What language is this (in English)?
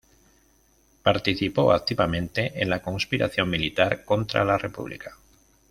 Spanish